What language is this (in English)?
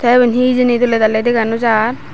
Chakma